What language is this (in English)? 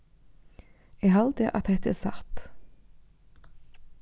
Faroese